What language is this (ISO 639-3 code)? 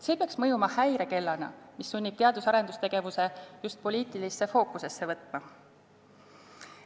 est